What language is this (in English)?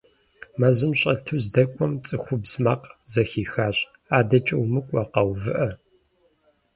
Kabardian